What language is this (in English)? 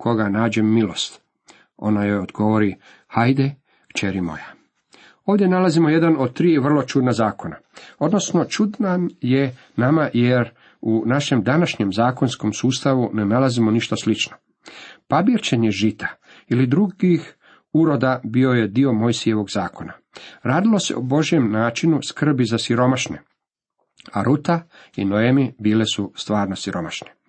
Croatian